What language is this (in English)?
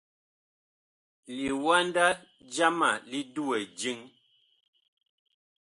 Bakoko